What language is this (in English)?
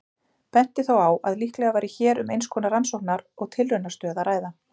Icelandic